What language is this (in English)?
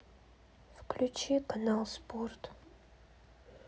Russian